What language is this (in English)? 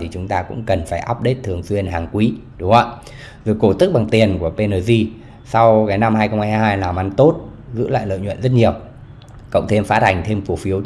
Vietnamese